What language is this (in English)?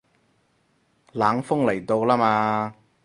Cantonese